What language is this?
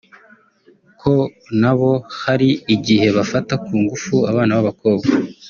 Kinyarwanda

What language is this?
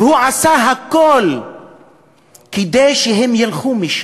Hebrew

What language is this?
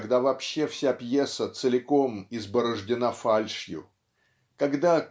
Russian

